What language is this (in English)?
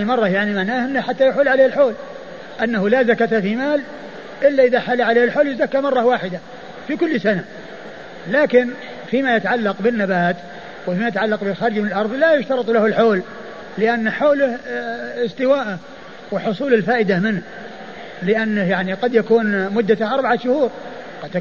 Arabic